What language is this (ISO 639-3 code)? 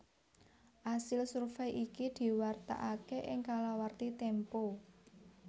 jav